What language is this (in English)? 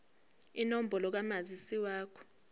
Zulu